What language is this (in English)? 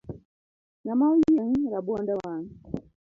Luo (Kenya and Tanzania)